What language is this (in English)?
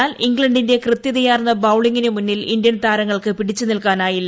Malayalam